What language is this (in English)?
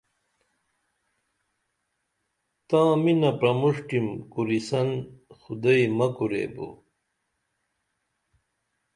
Dameli